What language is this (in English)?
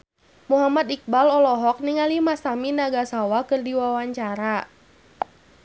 Sundanese